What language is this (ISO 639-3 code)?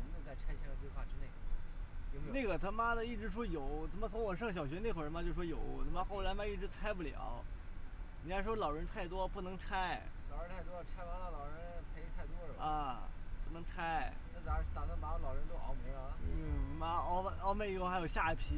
zho